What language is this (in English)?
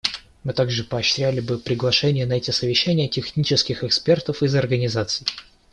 Russian